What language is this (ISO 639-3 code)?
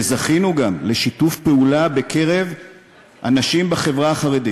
heb